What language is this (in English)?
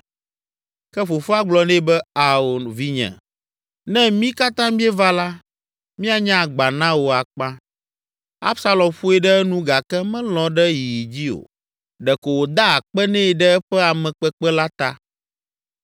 Ewe